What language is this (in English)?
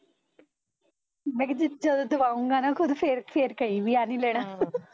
Punjabi